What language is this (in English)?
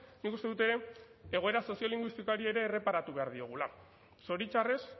Basque